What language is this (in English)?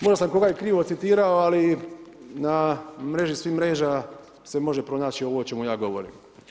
Croatian